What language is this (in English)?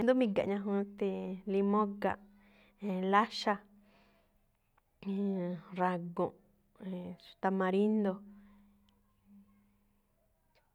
Malinaltepec Me'phaa